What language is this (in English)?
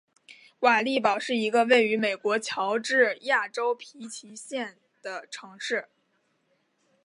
Chinese